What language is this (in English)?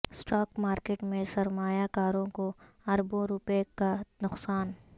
Urdu